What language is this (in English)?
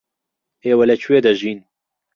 Central Kurdish